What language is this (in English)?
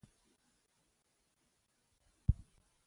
Pashto